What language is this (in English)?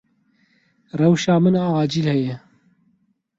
Kurdish